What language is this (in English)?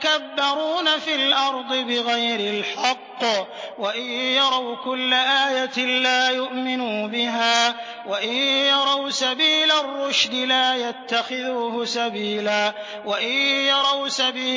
Arabic